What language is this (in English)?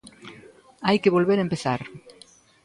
Galician